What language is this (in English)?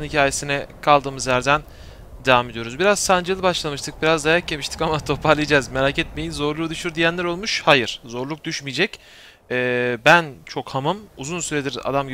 Turkish